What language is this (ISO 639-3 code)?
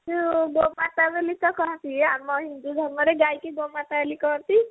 ori